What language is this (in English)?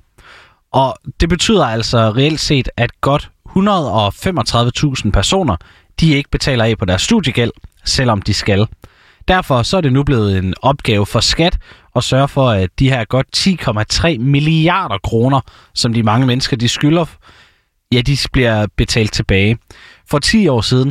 Danish